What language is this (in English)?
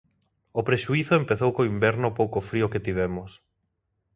Galician